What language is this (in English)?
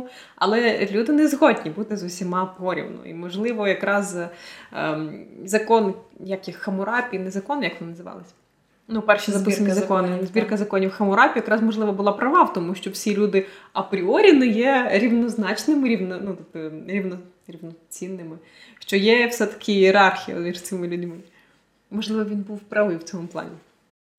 Ukrainian